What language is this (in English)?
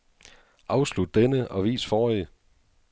Danish